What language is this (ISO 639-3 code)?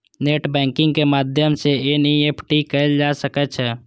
mai